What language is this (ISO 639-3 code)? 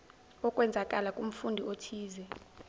zul